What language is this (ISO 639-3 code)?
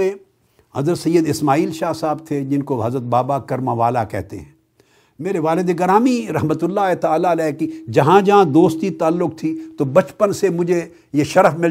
urd